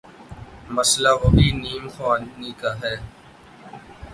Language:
Urdu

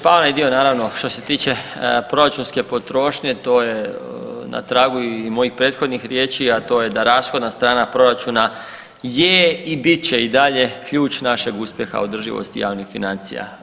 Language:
Croatian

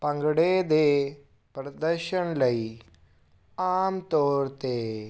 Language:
Punjabi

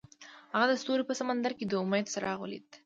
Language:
Pashto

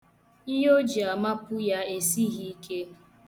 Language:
Igbo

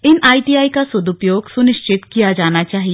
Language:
Hindi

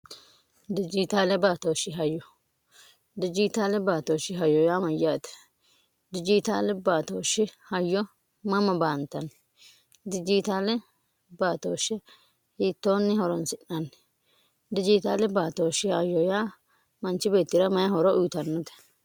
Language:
Sidamo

